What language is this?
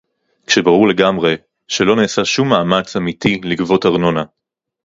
Hebrew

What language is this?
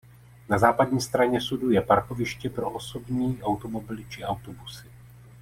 Czech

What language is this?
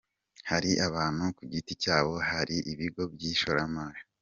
Kinyarwanda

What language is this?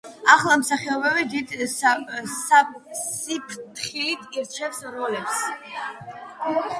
Georgian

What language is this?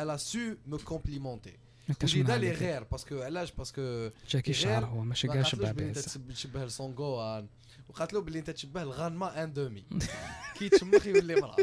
Arabic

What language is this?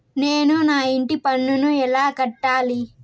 Telugu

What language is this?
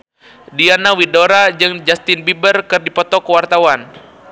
Sundanese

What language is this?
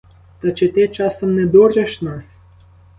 Ukrainian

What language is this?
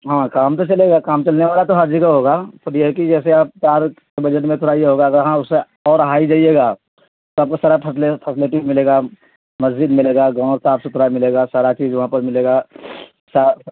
Urdu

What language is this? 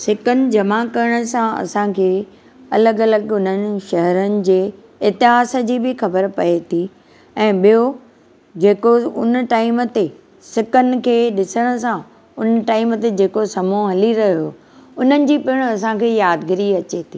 Sindhi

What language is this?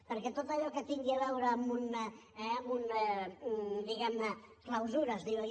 Catalan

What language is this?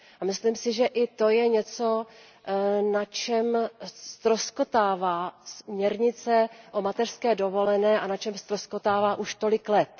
Czech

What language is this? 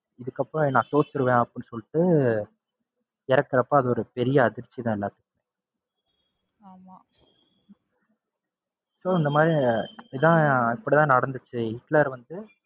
Tamil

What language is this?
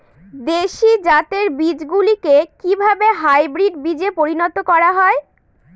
Bangla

